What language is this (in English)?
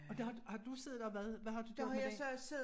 Danish